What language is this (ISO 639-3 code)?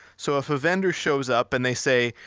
eng